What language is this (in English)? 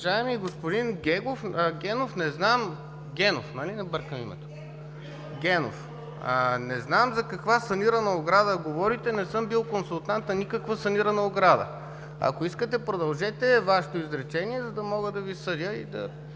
Bulgarian